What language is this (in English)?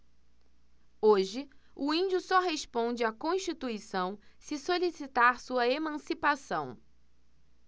Portuguese